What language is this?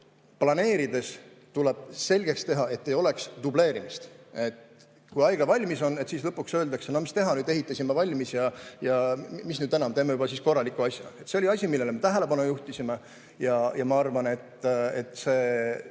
Estonian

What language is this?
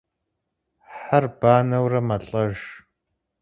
Kabardian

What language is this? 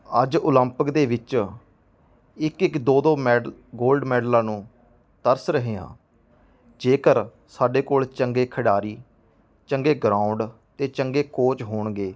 Punjabi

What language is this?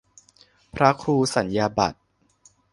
Thai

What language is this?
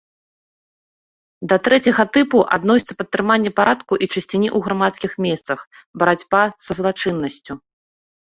Belarusian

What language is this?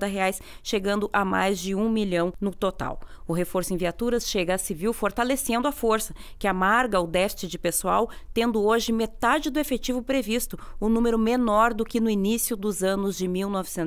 Portuguese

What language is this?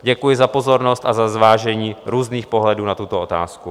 Czech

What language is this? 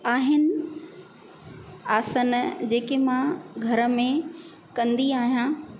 Sindhi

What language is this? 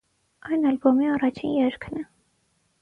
Armenian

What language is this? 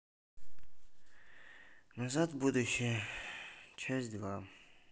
Russian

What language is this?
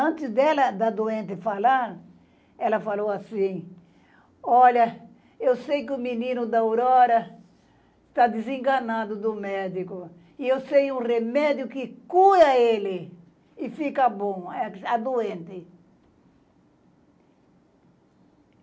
Portuguese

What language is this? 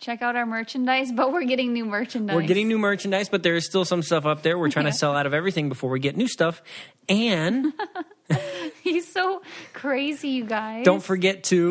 English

